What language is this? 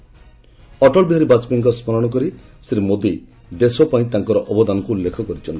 Odia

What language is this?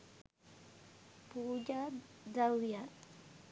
Sinhala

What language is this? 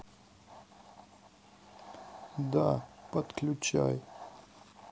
Russian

